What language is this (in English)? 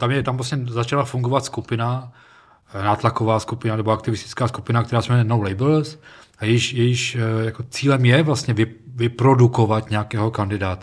Czech